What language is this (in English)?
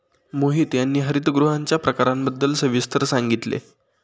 Marathi